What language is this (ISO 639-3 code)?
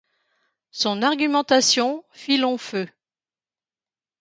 fra